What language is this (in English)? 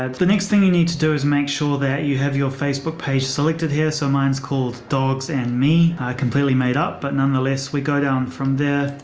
English